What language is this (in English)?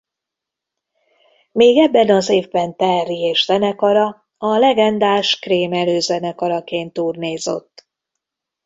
Hungarian